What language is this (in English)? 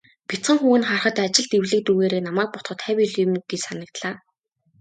Mongolian